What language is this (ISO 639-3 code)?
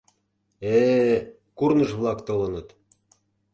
chm